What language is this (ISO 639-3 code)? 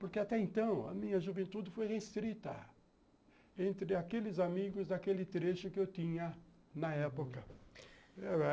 por